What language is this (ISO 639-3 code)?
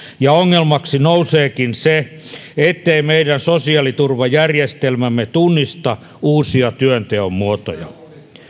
fin